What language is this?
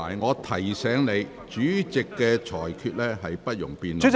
Cantonese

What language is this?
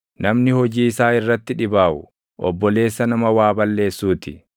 Oromo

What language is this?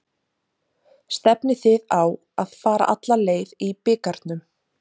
Icelandic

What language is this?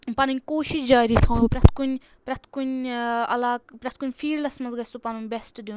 Kashmiri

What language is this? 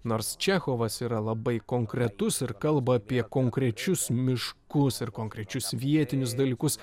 Lithuanian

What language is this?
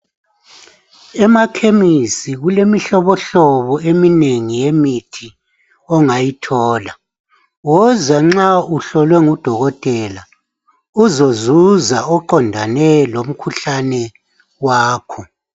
North Ndebele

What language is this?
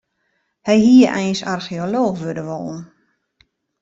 Western Frisian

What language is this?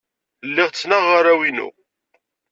Kabyle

